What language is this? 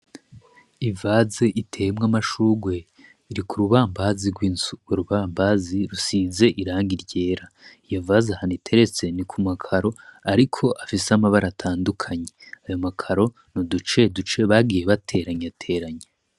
Rundi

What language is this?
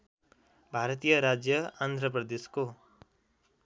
Nepali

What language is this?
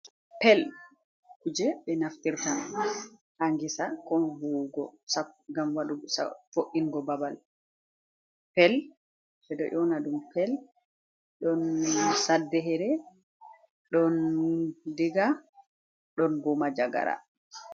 Fula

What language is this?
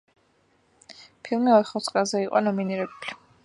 Georgian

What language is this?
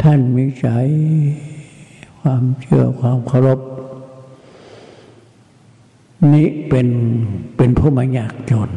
Thai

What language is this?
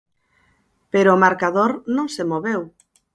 Galician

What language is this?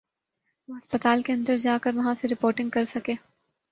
Urdu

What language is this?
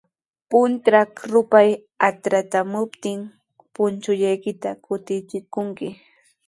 Sihuas Ancash Quechua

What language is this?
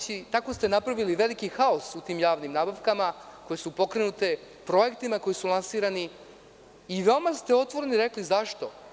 Serbian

